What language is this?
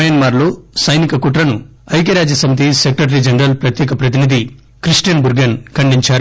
Telugu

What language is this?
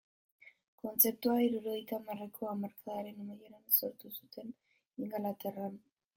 Basque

